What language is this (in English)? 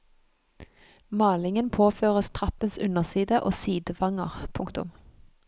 Norwegian